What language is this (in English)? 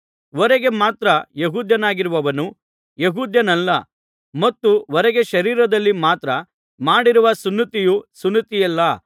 Kannada